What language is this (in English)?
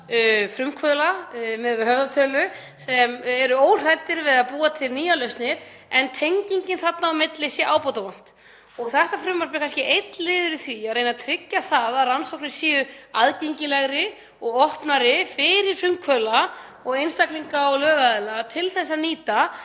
Icelandic